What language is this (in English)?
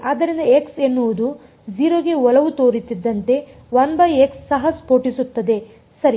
Kannada